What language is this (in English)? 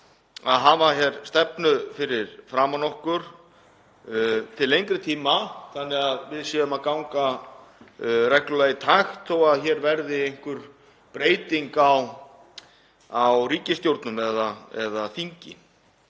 Icelandic